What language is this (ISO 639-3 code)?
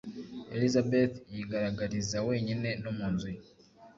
kin